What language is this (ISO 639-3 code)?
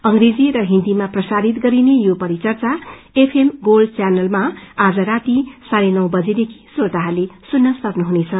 nep